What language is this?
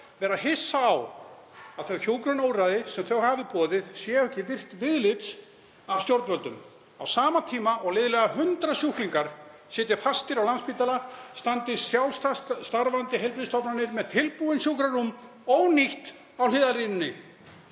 Icelandic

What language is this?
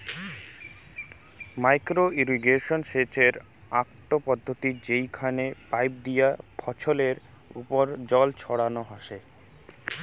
Bangla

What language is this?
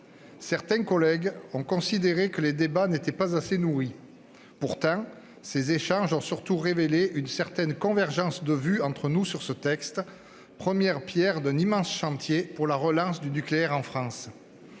French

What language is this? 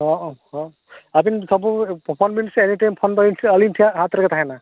Santali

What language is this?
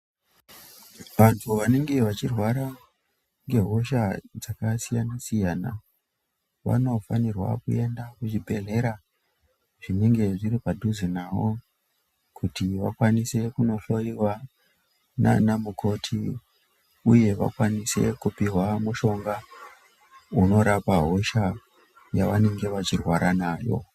Ndau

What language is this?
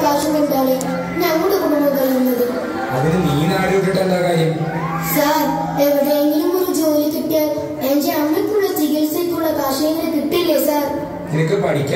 Malayalam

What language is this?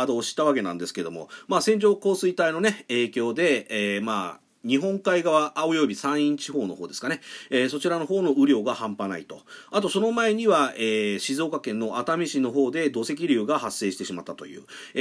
Japanese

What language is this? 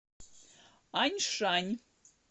Russian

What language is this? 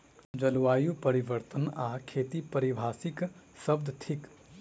Maithili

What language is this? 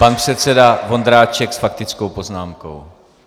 Czech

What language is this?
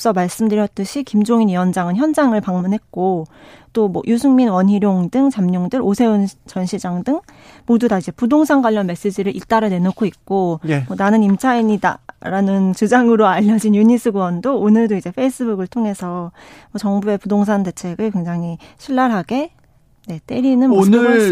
Korean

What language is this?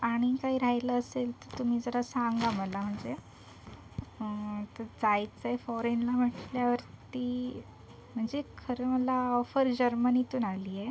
Marathi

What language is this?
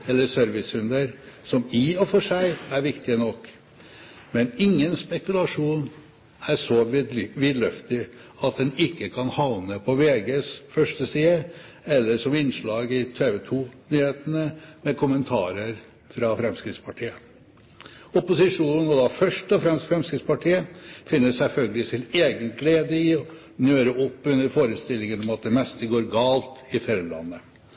Norwegian Bokmål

